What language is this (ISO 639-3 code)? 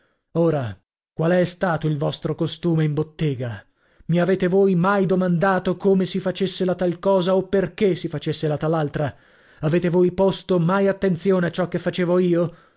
ita